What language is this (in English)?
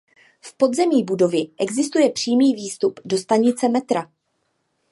Czech